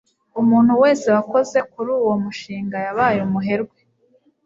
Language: Kinyarwanda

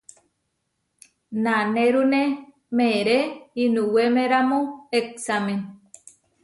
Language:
Huarijio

